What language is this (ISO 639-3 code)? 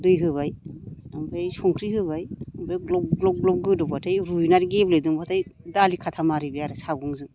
brx